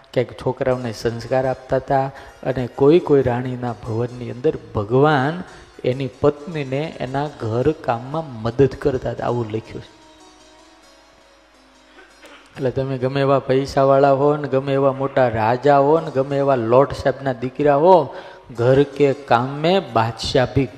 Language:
Gujarati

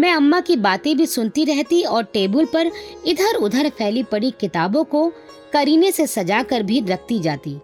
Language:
Hindi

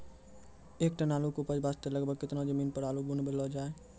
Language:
Maithili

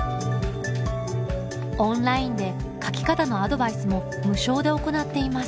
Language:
Japanese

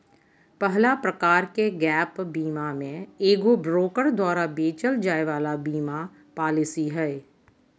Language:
Magahi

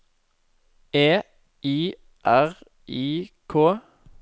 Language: Norwegian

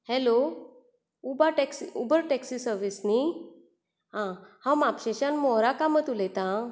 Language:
Konkani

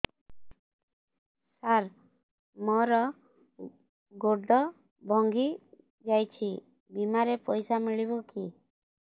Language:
Odia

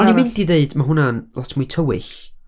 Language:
Welsh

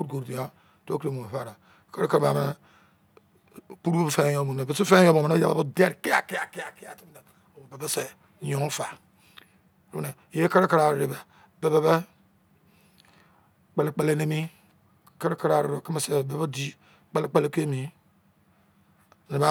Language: Izon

